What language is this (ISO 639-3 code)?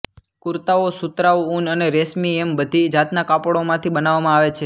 guj